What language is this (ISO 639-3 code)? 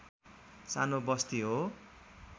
nep